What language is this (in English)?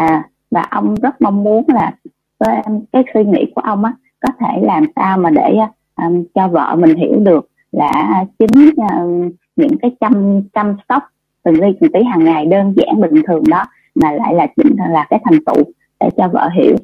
Vietnamese